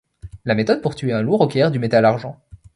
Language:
French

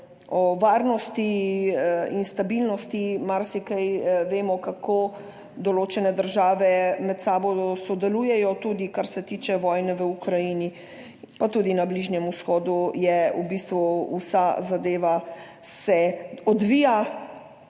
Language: Slovenian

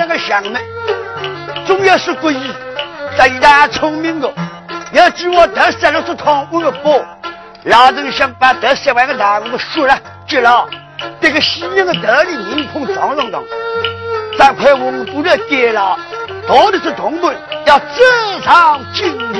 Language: Chinese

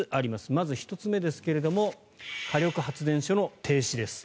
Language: Japanese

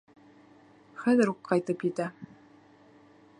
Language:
Bashkir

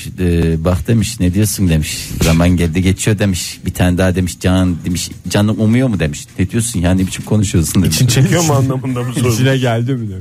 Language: Turkish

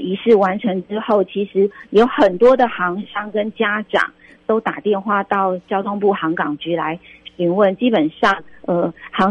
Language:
Chinese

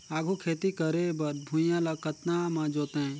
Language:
Chhattisgarhi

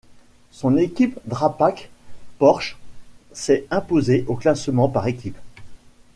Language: French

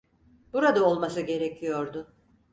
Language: Turkish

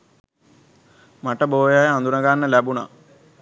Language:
Sinhala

